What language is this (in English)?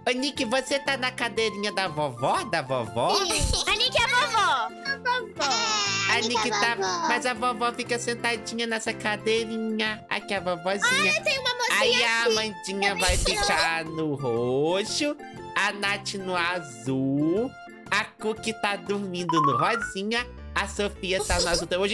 Portuguese